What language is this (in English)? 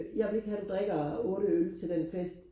Danish